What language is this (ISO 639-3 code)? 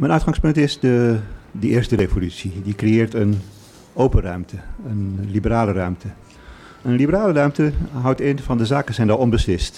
nld